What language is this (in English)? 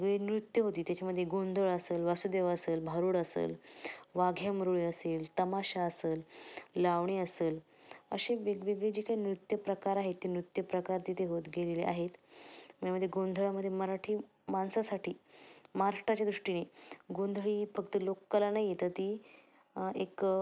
Marathi